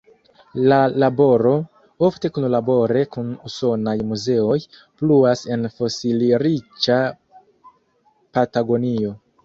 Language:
Esperanto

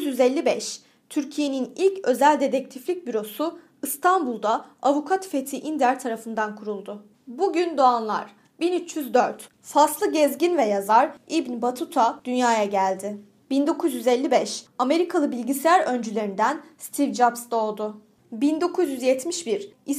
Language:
Turkish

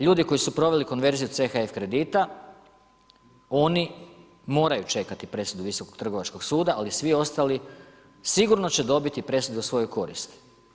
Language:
Croatian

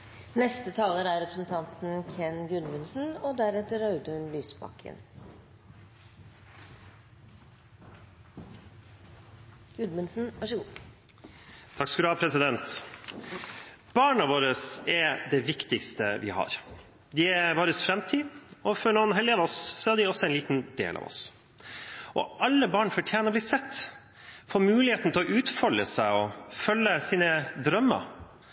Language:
Norwegian Bokmål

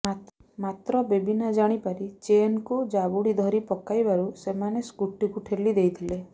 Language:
Odia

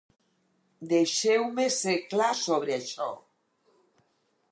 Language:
Catalan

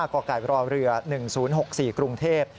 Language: Thai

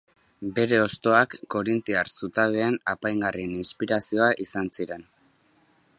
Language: Basque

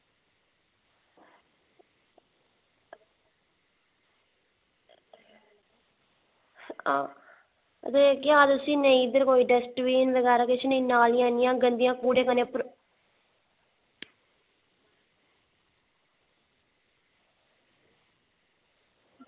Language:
Dogri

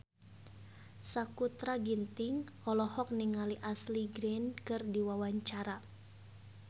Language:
Sundanese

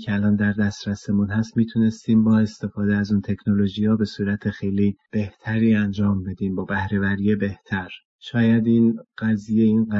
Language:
Persian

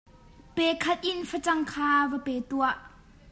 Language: Hakha Chin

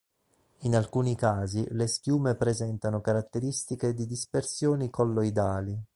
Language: Italian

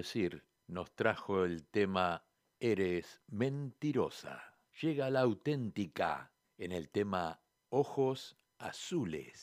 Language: Spanish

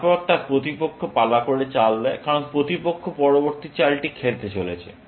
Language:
Bangla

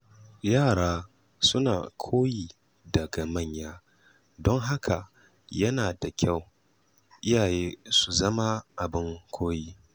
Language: Hausa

